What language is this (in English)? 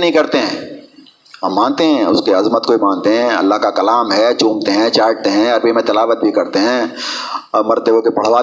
Urdu